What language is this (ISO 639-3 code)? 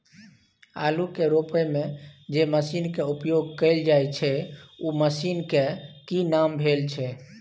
mai